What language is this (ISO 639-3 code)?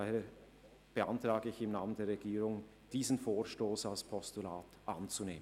gsw